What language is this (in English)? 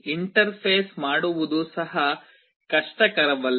Kannada